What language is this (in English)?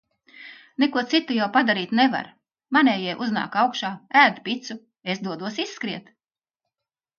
Latvian